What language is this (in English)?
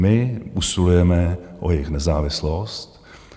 Czech